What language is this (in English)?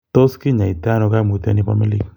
Kalenjin